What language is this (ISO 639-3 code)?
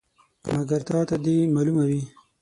pus